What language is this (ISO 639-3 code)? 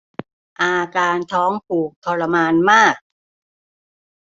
tha